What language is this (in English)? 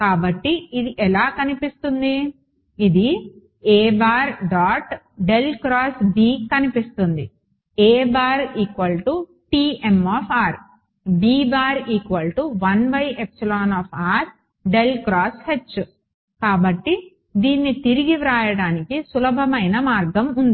Telugu